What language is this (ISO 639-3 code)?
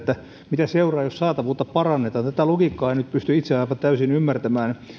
fin